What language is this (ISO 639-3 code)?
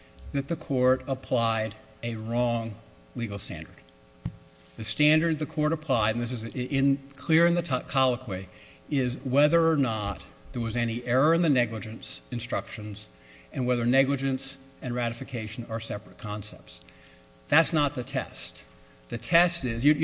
eng